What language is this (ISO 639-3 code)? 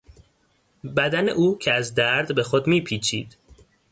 fas